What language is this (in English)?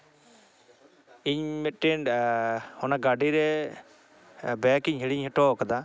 Santali